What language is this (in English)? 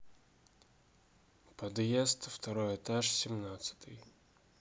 Russian